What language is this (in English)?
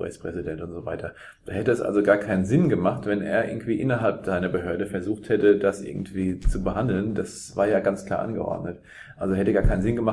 German